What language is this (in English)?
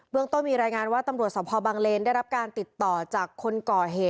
Thai